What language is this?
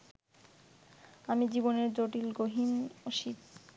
Bangla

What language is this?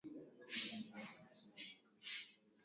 Swahili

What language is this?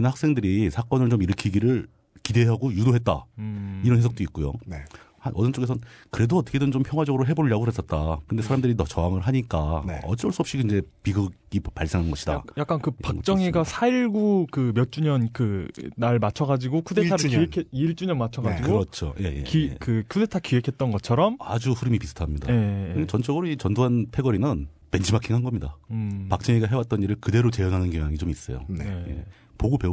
Korean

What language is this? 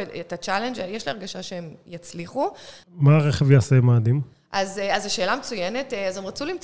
Hebrew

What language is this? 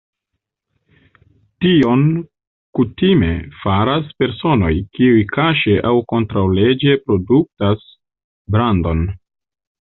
Esperanto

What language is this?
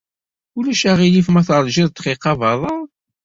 Kabyle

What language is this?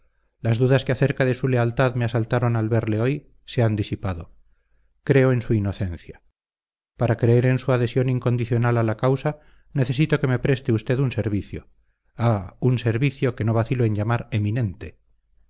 Spanish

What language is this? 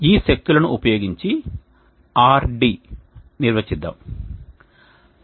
Telugu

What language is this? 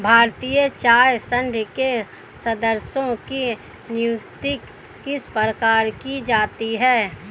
Hindi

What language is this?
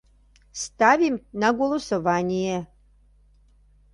Mari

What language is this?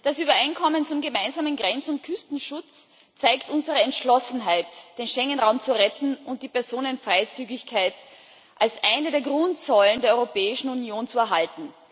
German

